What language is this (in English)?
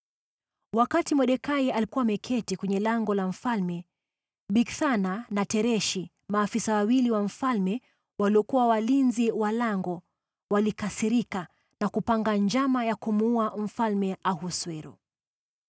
Swahili